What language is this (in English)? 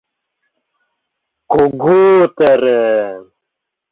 Mari